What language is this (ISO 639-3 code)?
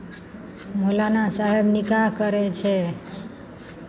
mai